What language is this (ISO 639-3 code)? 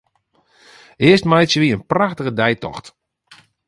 fry